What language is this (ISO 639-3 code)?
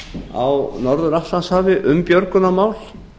isl